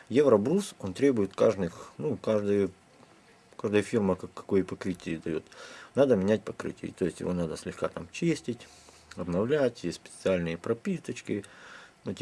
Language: Russian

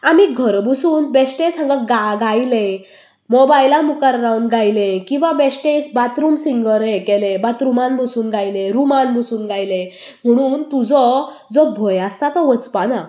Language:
Konkani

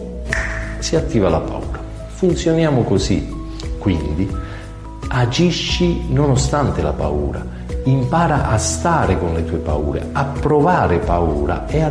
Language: Italian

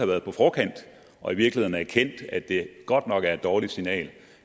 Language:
Danish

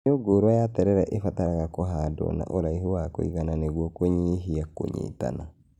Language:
Kikuyu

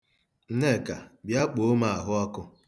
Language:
Igbo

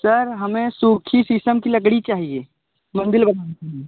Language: Hindi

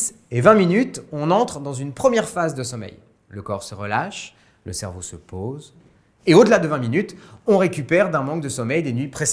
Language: French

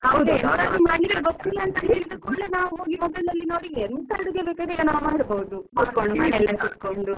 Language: Kannada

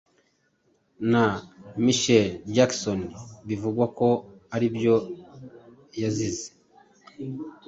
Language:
Kinyarwanda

